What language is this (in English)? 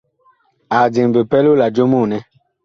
Bakoko